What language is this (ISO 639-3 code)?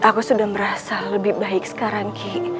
ind